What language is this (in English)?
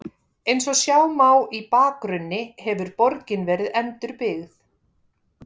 Icelandic